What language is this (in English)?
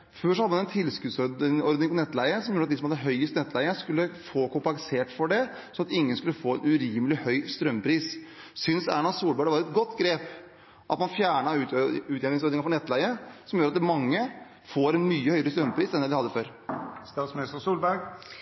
Norwegian Bokmål